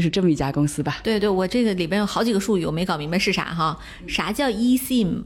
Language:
Chinese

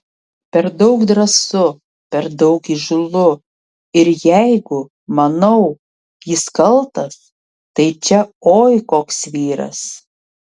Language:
Lithuanian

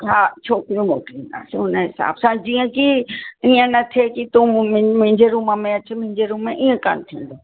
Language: Sindhi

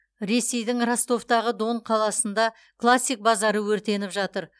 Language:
Kazakh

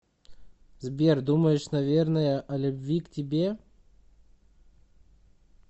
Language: Russian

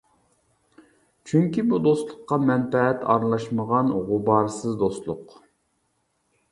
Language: Uyghur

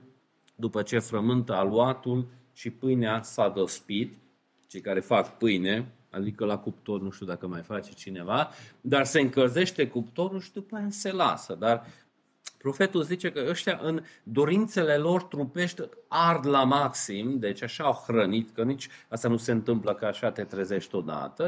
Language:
Romanian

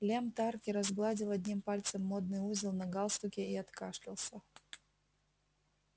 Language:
Russian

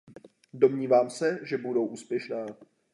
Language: Czech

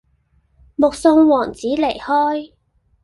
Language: Cantonese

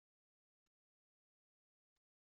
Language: Kabyle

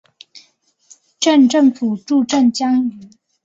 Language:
Chinese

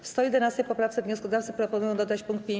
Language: Polish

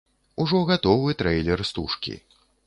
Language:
Belarusian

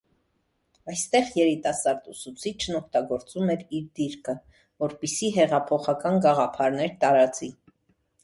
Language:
Armenian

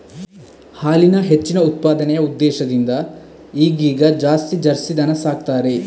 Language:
Kannada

